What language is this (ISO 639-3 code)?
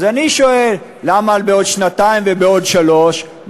heb